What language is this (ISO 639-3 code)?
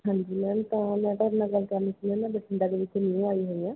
pan